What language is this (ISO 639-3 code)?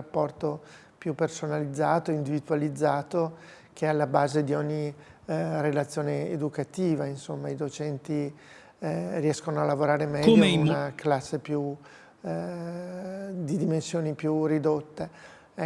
ita